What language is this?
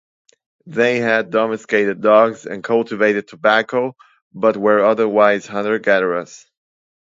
English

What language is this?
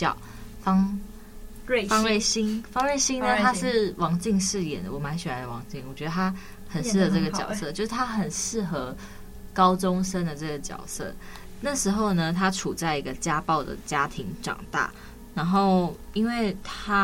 Chinese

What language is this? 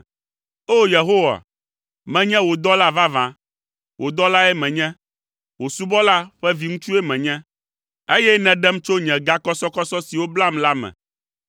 Ewe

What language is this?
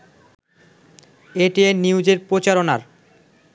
Bangla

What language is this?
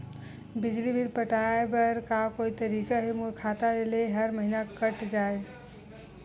Chhattisgarhi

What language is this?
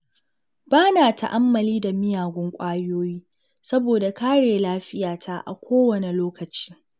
Hausa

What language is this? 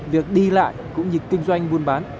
Vietnamese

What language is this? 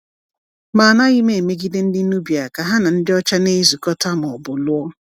Igbo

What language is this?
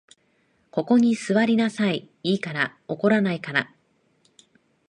Japanese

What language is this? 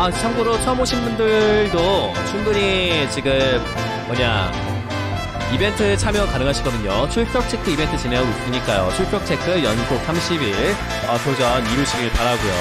Korean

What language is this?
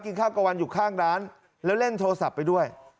Thai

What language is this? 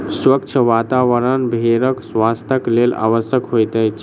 Maithili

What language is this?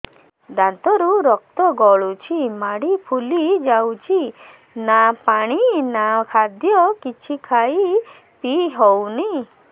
Odia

